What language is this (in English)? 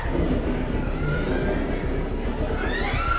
Indonesian